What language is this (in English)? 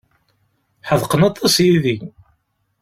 Kabyle